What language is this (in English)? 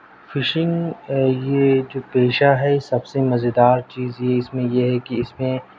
Urdu